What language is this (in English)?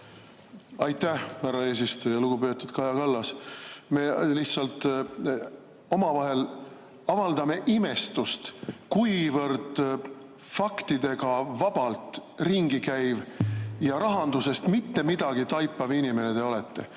Estonian